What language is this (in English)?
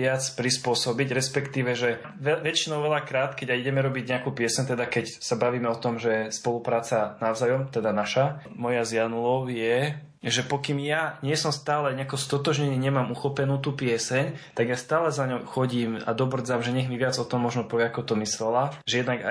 Slovak